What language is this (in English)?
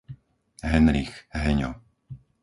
Slovak